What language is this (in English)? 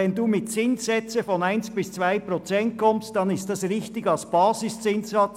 Swiss German